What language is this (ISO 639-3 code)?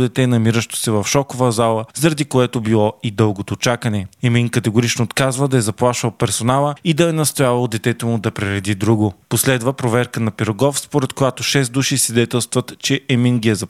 bul